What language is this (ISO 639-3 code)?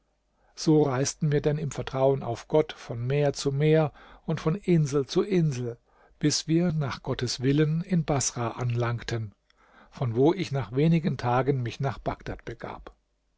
deu